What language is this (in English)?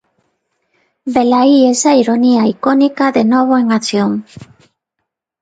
Galician